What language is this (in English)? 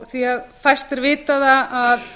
Icelandic